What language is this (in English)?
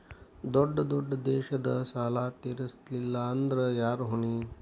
Kannada